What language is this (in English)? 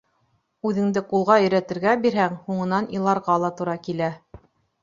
Bashkir